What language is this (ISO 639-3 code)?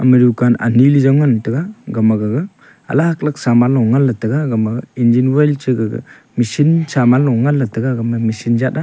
nnp